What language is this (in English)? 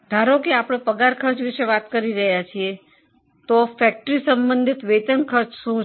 Gujarati